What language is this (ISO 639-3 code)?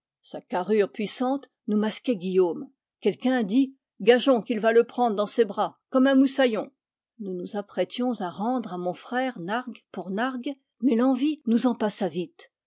fra